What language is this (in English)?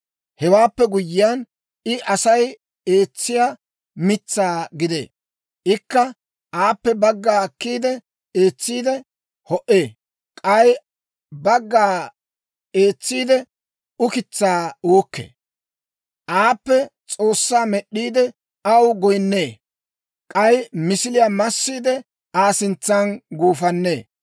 Dawro